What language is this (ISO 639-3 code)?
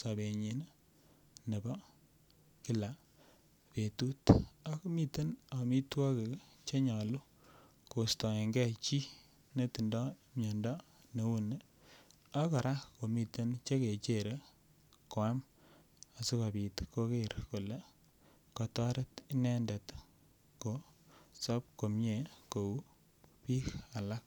kln